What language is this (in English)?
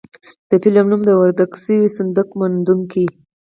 Pashto